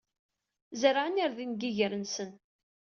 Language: Kabyle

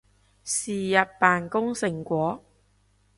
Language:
Cantonese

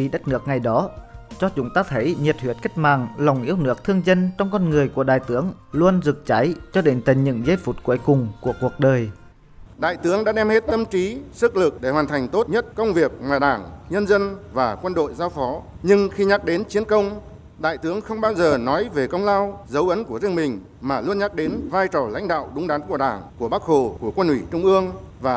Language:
Vietnamese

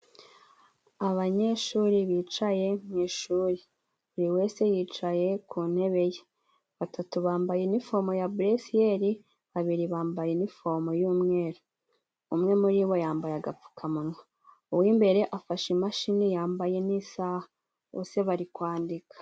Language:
Kinyarwanda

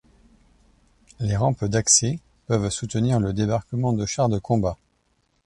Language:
French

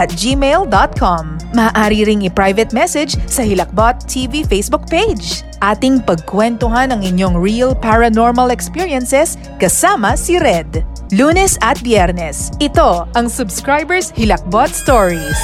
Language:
Filipino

